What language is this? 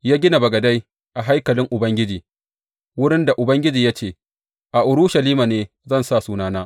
Hausa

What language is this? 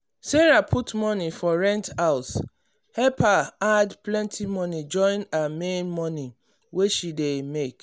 Nigerian Pidgin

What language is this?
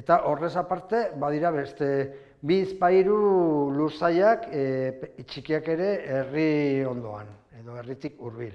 Spanish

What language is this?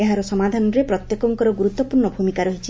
Odia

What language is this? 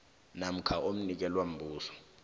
South Ndebele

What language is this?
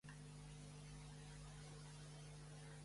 Catalan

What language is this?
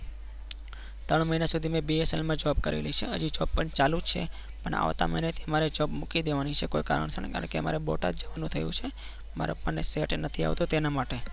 Gujarati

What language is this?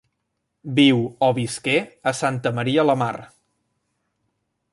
Catalan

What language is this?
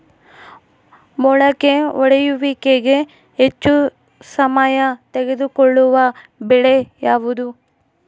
Kannada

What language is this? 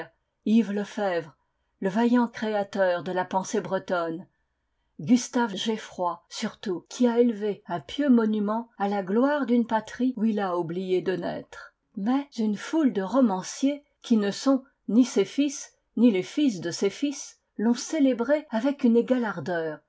French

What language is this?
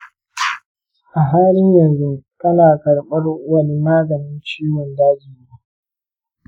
Hausa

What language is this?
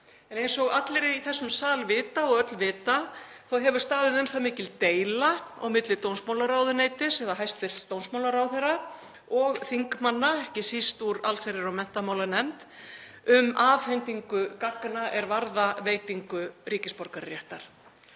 Icelandic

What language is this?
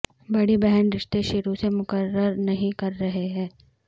Urdu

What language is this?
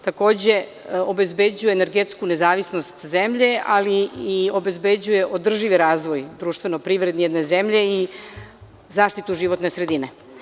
Serbian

